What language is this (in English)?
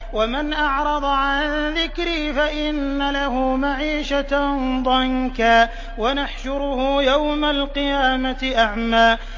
Arabic